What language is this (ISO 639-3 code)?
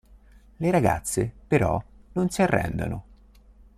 ita